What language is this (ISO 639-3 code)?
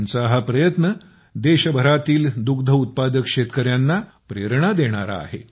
mar